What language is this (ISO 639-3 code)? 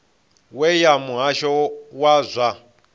ven